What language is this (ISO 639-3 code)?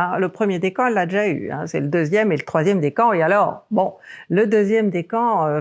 fra